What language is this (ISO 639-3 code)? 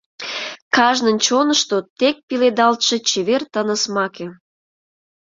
chm